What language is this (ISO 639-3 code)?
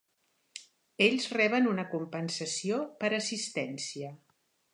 cat